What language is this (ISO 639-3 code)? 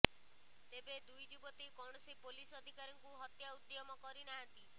ori